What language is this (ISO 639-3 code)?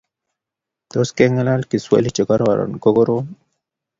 kln